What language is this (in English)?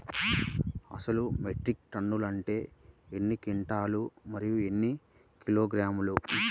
Telugu